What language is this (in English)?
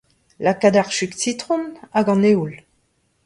Breton